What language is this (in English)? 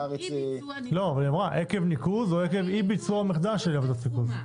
Hebrew